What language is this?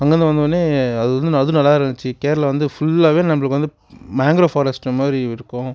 Tamil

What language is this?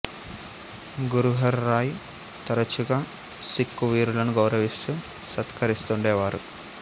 Telugu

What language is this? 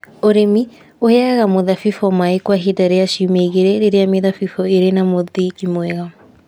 Kikuyu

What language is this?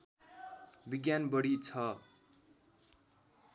Nepali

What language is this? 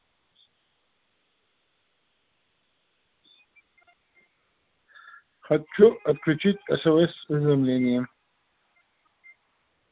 Russian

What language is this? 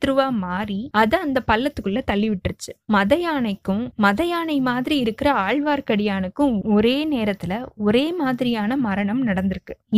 Tamil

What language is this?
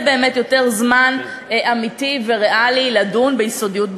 Hebrew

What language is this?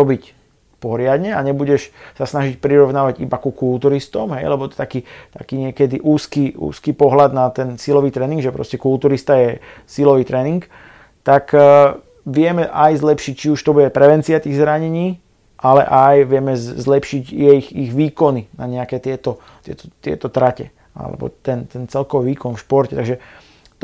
Slovak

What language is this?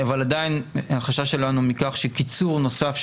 Hebrew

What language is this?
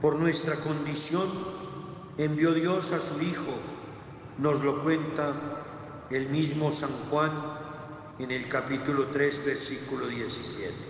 Spanish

